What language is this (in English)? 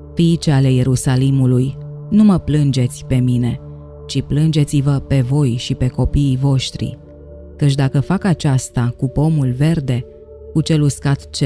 Romanian